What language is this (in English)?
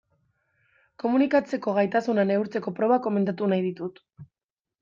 Basque